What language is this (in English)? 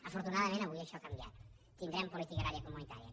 Catalan